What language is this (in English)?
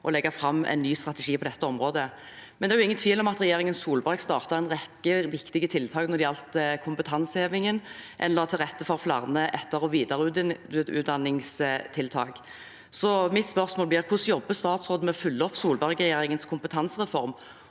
Norwegian